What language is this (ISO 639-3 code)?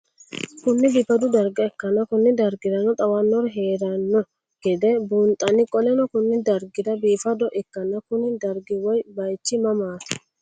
sid